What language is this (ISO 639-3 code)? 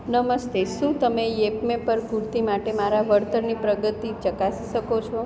guj